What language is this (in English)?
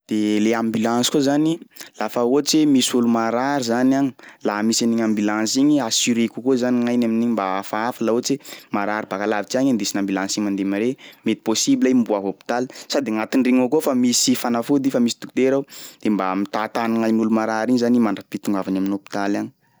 Sakalava Malagasy